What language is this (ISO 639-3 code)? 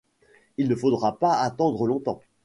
fra